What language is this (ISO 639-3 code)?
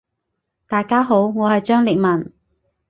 yue